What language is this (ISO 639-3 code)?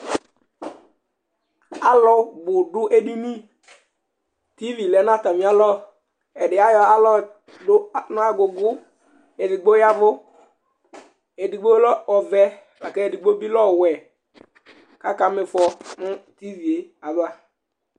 kpo